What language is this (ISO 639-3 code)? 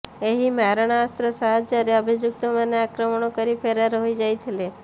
ori